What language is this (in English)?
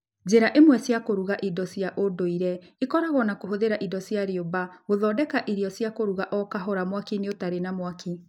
Kikuyu